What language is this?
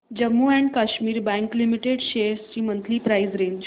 Marathi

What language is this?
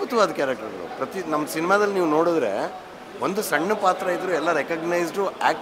Kannada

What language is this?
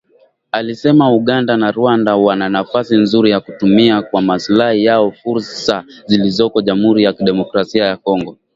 Swahili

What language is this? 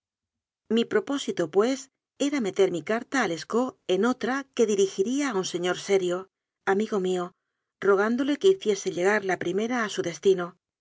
Spanish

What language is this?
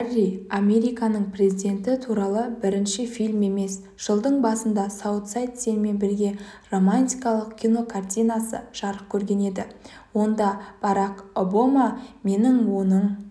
Kazakh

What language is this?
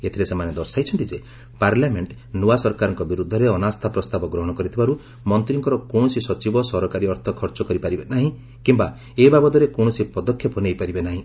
Odia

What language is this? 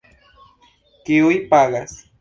Esperanto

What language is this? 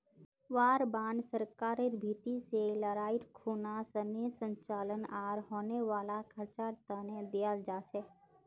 Magahi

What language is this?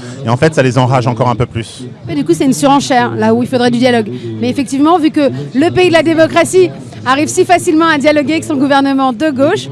French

